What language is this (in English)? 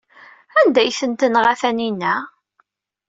Kabyle